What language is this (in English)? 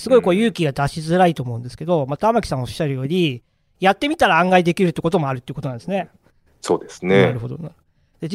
Japanese